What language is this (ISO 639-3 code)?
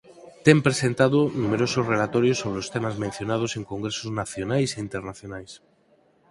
glg